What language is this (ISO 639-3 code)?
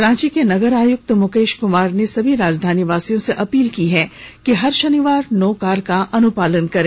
hin